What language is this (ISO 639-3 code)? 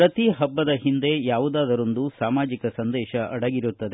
kan